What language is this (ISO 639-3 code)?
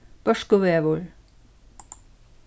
fao